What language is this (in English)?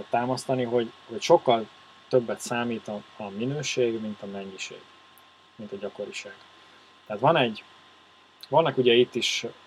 Hungarian